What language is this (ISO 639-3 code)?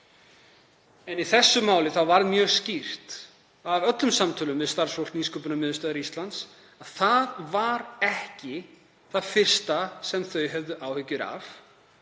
isl